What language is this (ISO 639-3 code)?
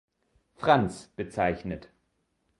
deu